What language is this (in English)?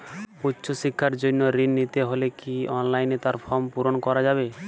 Bangla